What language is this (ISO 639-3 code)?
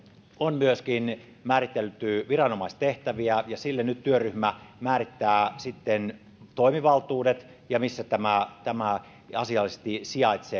fin